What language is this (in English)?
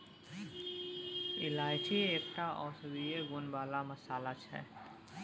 Maithili